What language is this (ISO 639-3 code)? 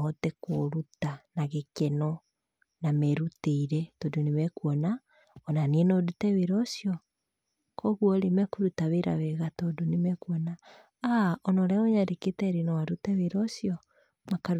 kik